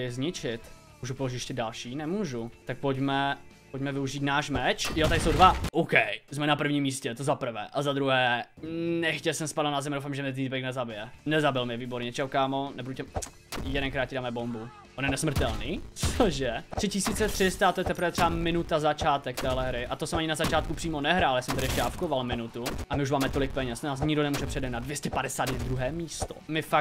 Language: Czech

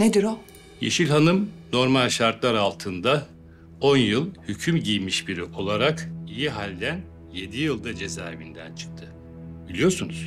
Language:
Turkish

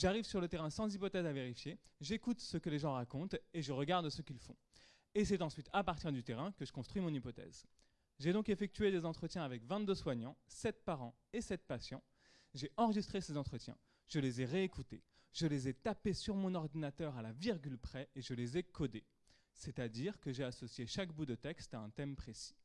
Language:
French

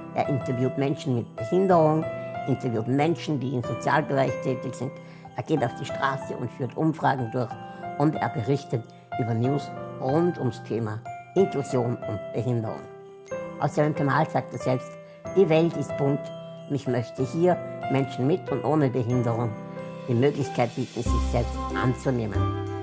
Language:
German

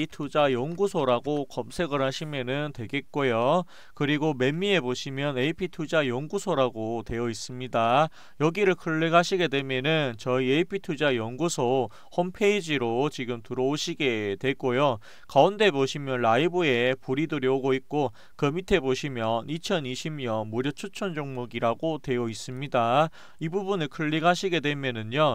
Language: Korean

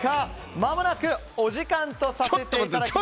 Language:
Japanese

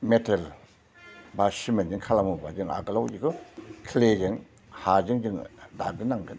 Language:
Bodo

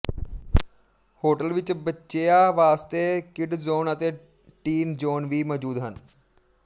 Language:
Punjabi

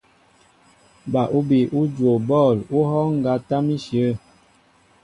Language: Mbo (Cameroon)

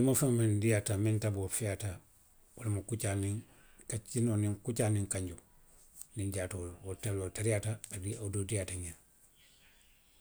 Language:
Western Maninkakan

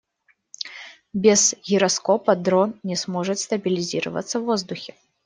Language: Russian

